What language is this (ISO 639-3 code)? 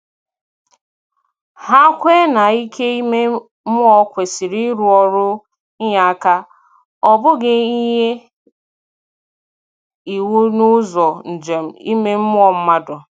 ibo